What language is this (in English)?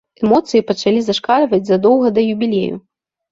Belarusian